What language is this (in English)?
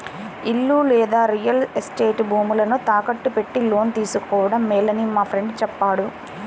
Telugu